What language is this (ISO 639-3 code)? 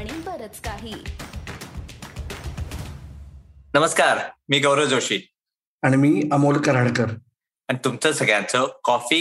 mar